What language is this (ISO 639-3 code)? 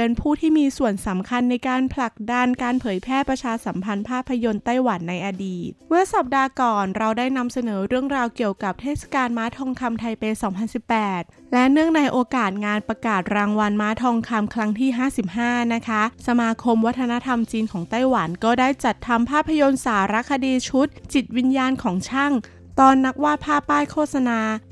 tha